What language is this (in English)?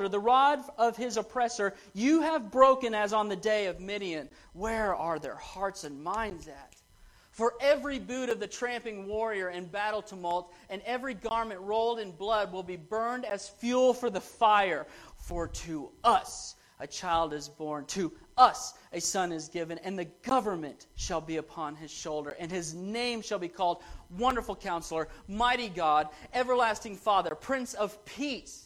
English